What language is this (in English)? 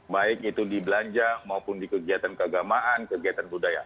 Indonesian